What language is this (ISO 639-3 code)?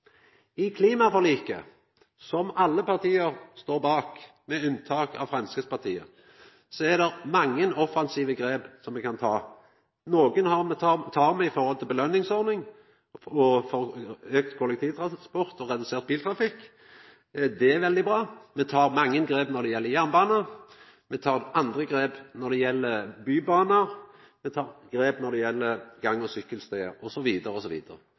nno